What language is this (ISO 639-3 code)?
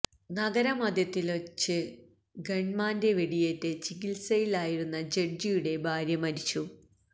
mal